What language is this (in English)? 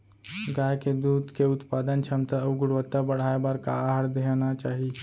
Chhattisgarhi